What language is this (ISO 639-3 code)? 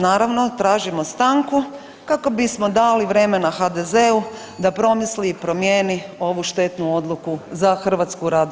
hrv